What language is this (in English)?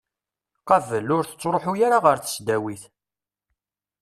Kabyle